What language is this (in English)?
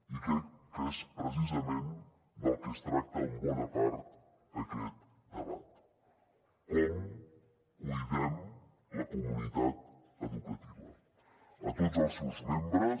Catalan